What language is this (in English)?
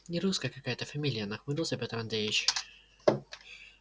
Russian